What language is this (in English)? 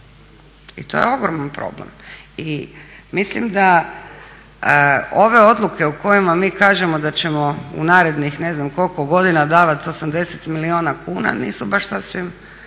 Croatian